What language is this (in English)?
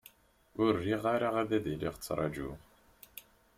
Kabyle